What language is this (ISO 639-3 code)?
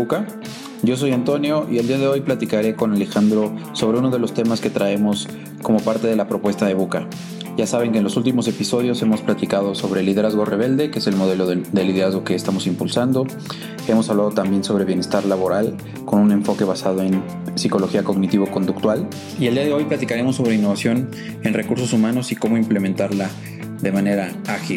spa